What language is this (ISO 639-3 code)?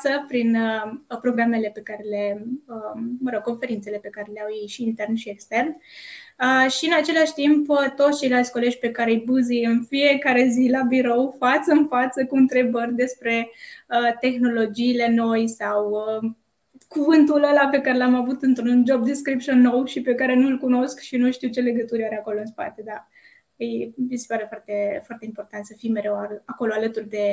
ron